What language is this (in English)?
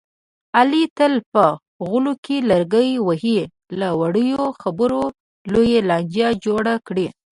Pashto